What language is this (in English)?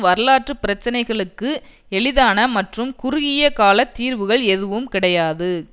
Tamil